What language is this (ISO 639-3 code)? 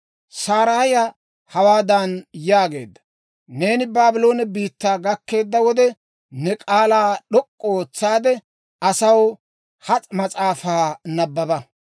dwr